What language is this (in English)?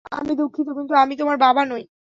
Bangla